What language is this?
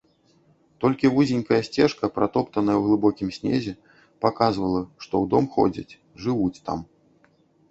Belarusian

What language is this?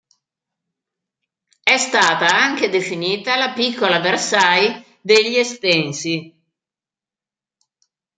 Italian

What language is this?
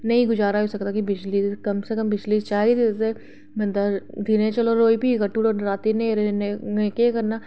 Dogri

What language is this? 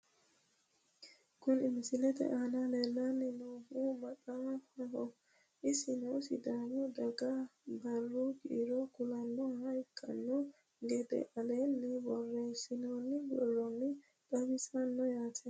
Sidamo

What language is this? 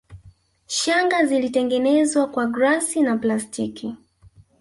Swahili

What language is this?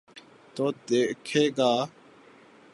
Urdu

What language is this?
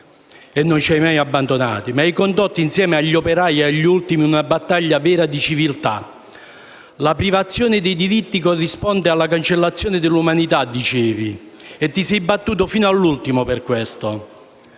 Italian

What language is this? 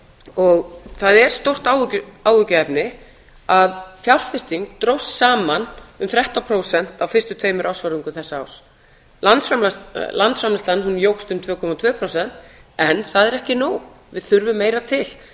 Icelandic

